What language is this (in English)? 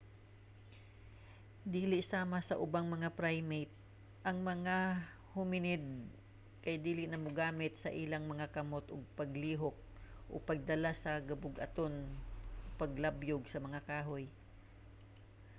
Cebuano